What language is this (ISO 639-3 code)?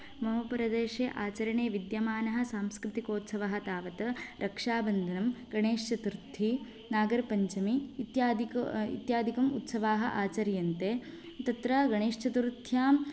san